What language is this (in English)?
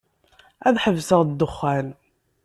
Kabyle